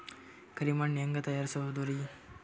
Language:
Kannada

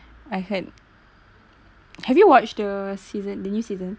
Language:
English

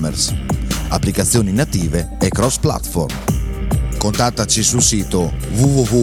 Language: Italian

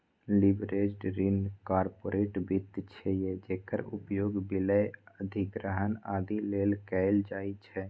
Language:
Maithili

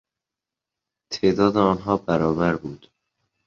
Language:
Persian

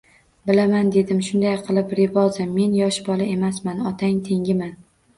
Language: Uzbek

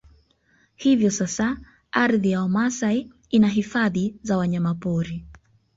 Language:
Swahili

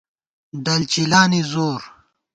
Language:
Gawar-Bati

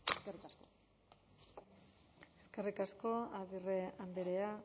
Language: Basque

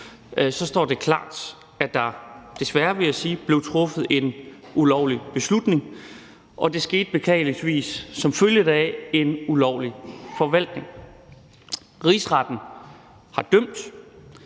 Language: Danish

